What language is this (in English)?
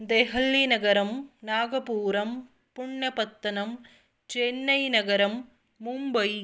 Sanskrit